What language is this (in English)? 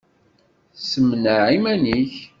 Kabyle